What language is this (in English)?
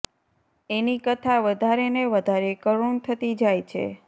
Gujarati